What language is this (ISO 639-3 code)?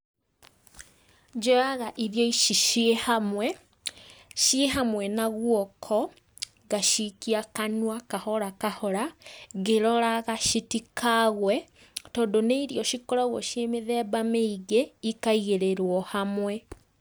kik